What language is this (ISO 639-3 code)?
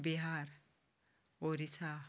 kok